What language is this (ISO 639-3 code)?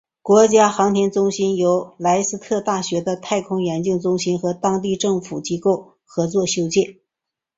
zho